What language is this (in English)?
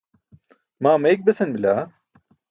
Burushaski